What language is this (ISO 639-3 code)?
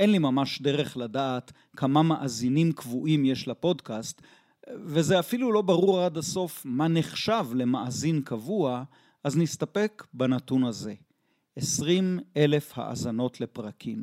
heb